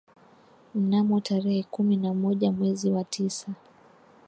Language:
Swahili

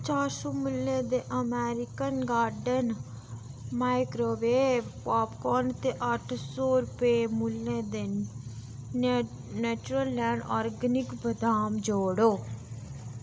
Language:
Dogri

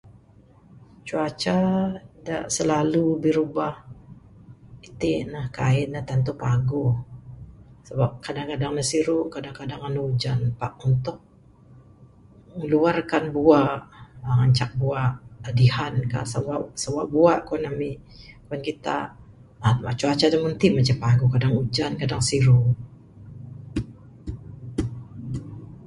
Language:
Bukar-Sadung Bidayuh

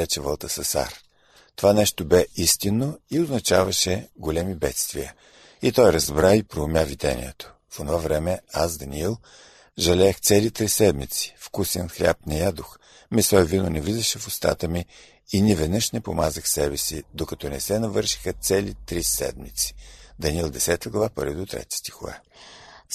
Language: Bulgarian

